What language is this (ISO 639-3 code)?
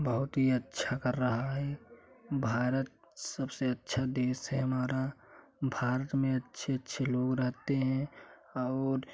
hin